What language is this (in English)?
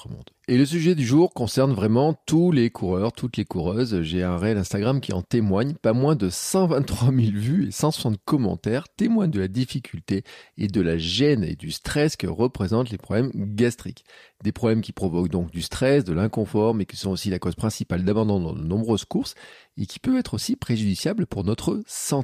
French